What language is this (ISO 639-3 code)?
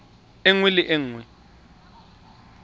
tsn